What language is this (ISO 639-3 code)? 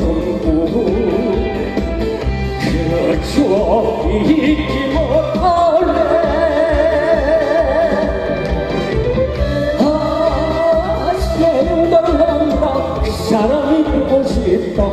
kor